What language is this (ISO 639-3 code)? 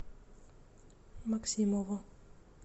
rus